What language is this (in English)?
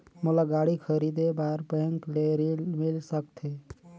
Chhattisgarhi